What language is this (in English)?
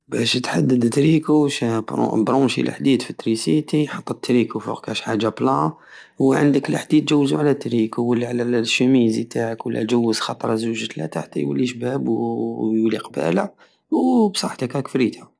Algerian Saharan Arabic